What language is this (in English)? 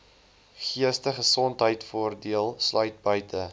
Afrikaans